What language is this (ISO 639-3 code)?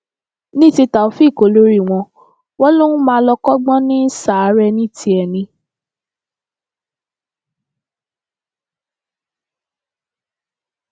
yor